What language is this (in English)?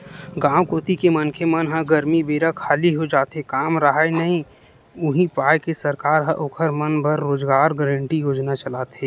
Chhattisgarhi